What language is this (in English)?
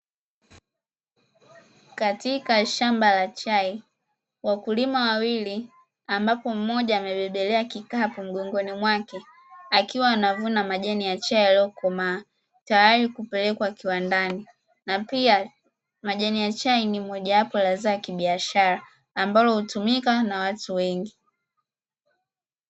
Swahili